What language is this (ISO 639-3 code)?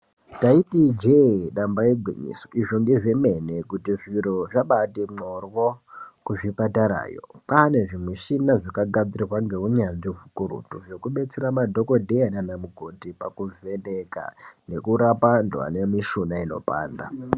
ndc